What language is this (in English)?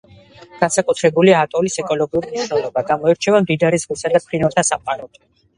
Georgian